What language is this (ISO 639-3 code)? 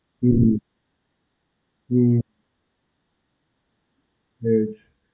guj